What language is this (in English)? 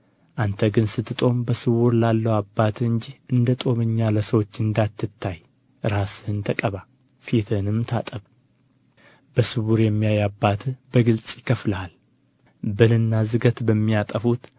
Amharic